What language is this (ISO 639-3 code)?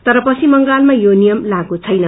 nep